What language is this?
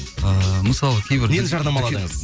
Kazakh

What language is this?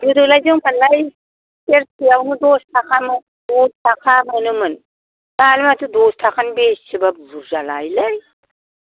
Bodo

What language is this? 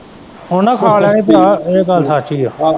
Punjabi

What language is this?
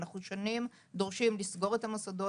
Hebrew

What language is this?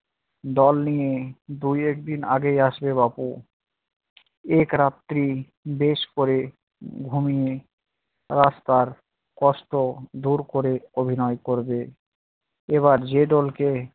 Bangla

